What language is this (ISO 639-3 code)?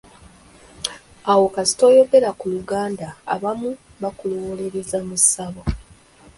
lug